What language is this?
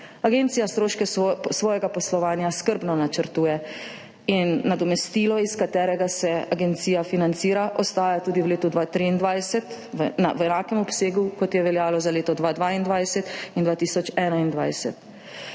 Slovenian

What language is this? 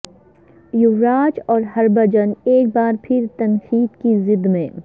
Urdu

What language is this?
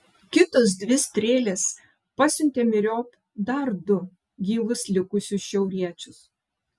Lithuanian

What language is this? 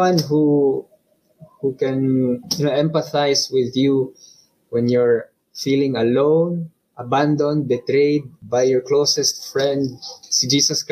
Filipino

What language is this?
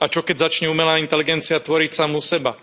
Slovak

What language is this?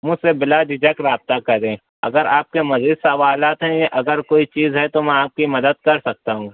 Urdu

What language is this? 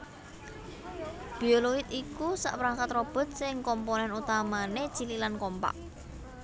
Javanese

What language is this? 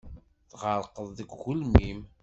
Kabyle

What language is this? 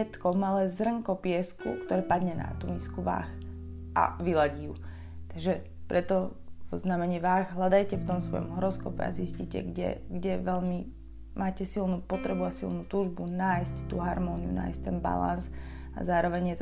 Slovak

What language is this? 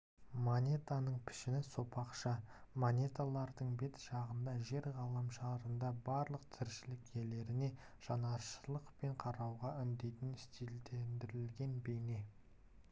Kazakh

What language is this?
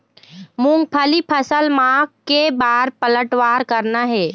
Chhattisgarhi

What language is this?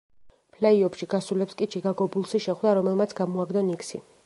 Georgian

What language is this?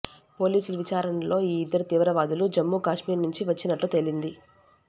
Telugu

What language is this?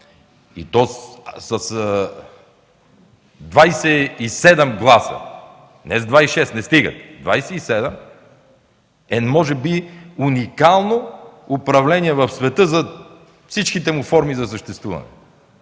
Bulgarian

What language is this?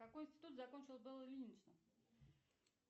Russian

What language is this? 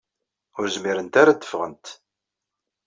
Kabyle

